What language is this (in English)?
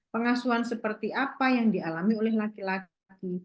Indonesian